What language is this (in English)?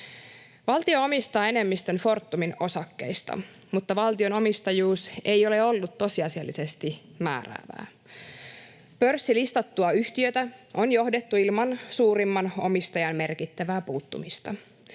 Finnish